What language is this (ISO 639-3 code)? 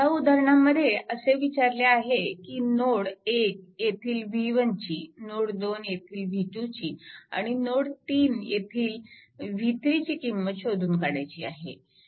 mar